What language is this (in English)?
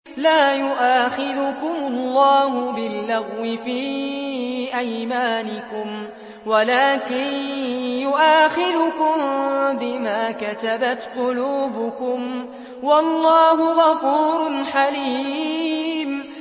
Arabic